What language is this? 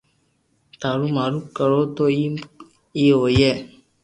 Loarki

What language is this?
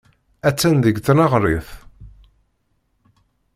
Kabyle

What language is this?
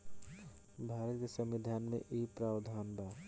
Bhojpuri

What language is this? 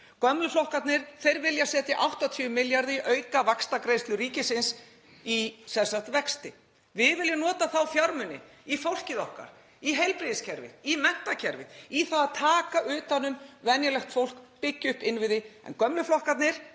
Icelandic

